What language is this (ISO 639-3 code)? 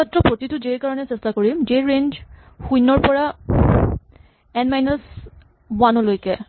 asm